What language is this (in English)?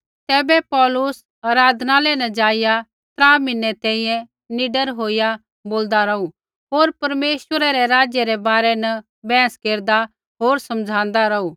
Kullu Pahari